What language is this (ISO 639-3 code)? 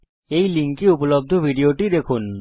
ben